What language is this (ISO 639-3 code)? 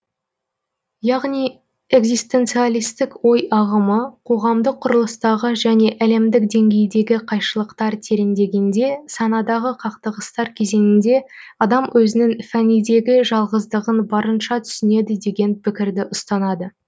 kaz